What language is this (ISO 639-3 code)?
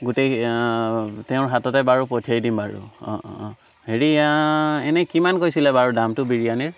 asm